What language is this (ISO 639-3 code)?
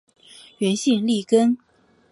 zho